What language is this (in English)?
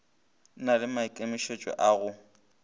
Northern Sotho